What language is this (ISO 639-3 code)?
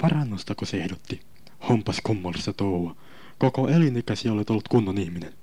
fin